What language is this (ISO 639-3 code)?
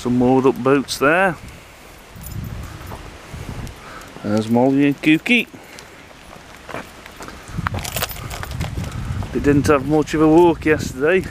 eng